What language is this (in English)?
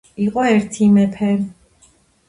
Georgian